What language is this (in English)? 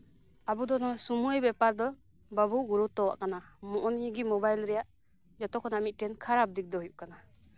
Santali